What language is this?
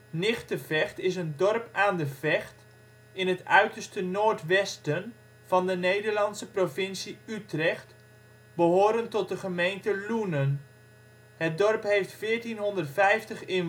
Dutch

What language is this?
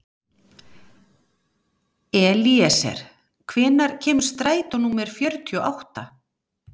Icelandic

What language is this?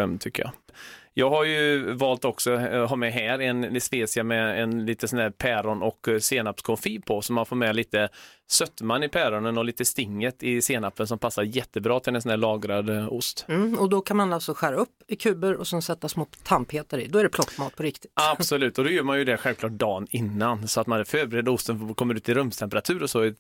Swedish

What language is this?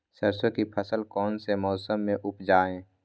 Magahi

